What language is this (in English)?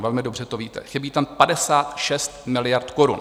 Czech